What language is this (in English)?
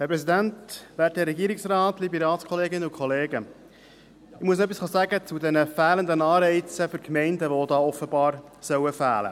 Swiss German